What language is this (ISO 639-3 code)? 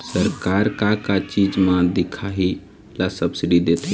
hne